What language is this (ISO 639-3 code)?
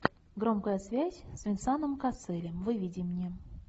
rus